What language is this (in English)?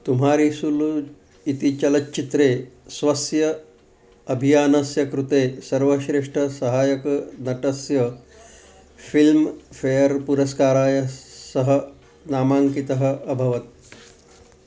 Sanskrit